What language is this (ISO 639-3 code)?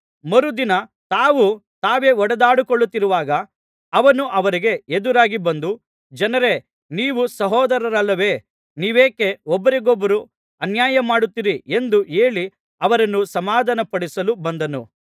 kan